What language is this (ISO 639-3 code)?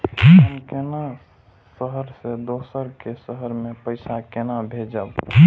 mai